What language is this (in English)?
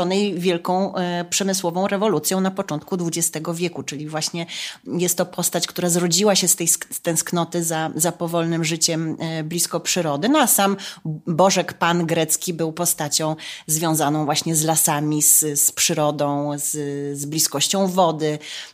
Polish